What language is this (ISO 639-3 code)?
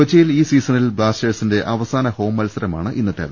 mal